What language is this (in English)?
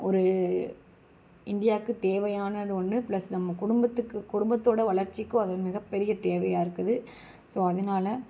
Tamil